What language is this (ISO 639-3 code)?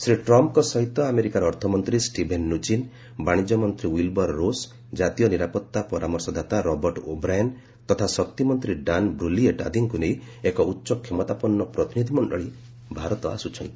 ori